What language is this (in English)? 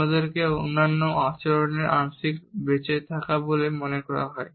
Bangla